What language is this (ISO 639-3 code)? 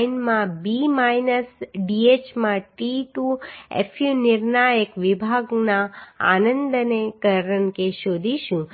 guj